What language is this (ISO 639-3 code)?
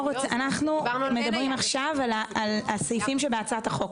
heb